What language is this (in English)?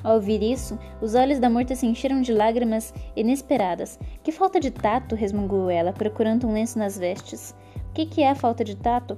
Portuguese